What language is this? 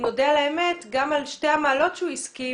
Hebrew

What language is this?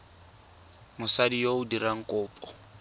Tswana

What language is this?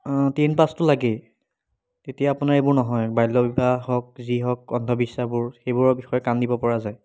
Assamese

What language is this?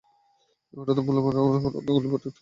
Bangla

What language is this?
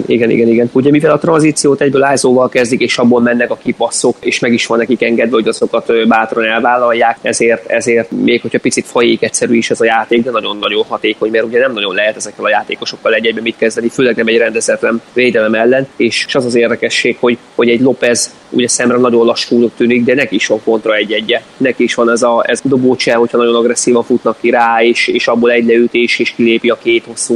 Hungarian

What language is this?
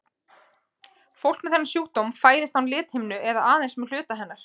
Icelandic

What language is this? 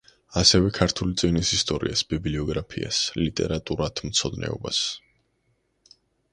Georgian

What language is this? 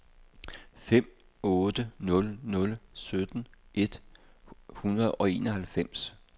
Danish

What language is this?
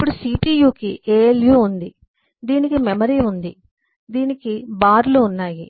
Telugu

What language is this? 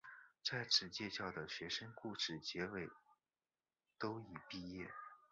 Chinese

